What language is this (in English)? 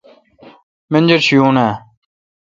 Kalkoti